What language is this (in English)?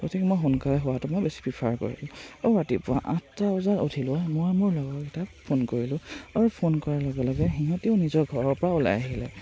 Assamese